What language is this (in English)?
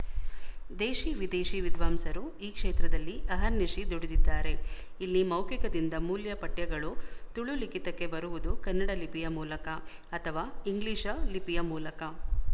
Kannada